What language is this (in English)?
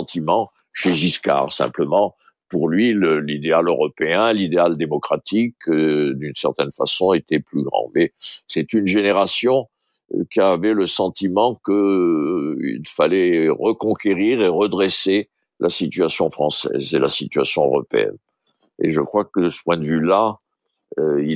French